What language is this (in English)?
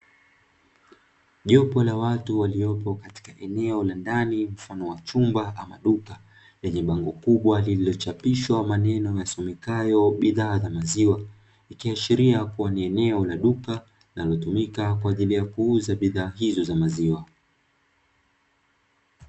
Swahili